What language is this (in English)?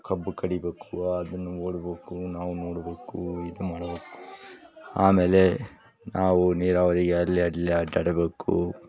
Kannada